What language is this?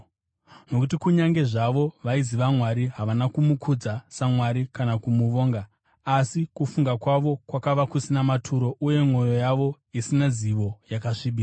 Shona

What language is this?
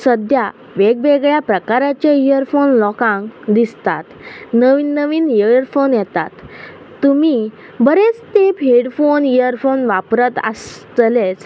Konkani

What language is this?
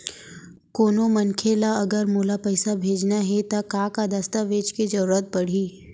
Chhattisgarhi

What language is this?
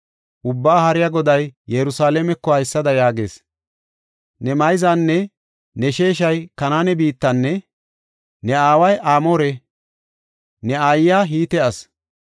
Gofa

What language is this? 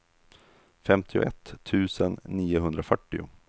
Swedish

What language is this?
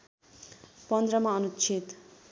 Nepali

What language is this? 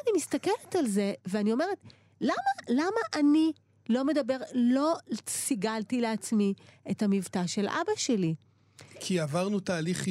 Hebrew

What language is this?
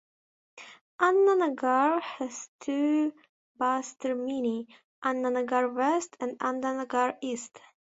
English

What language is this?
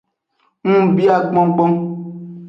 Aja (Benin)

